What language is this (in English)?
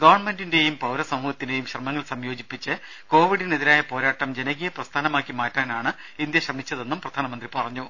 Malayalam